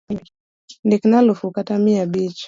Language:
Luo (Kenya and Tanzania)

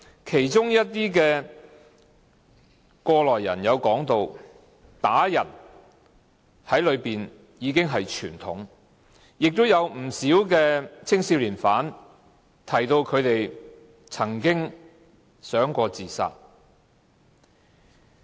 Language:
Cantonese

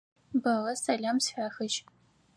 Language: Adyghe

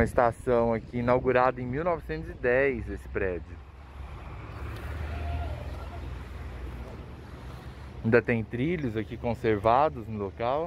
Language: Portuguese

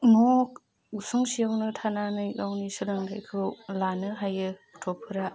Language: Bodo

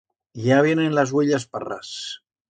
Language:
Aragonese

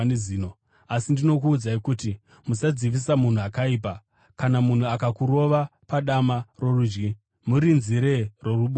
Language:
Shona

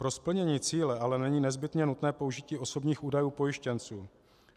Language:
Czech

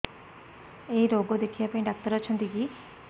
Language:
Odia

